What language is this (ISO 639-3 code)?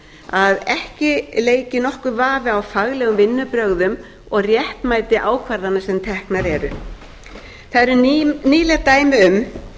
isl